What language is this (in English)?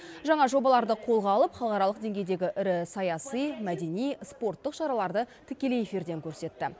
Kazakh